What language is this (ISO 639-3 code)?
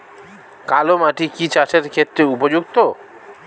ben